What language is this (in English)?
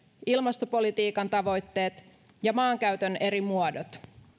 Finnish